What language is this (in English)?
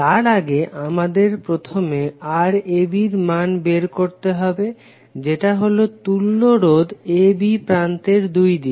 Bangla